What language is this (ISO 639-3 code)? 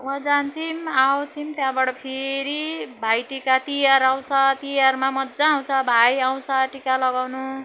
nep